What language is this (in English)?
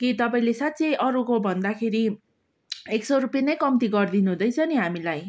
Nepali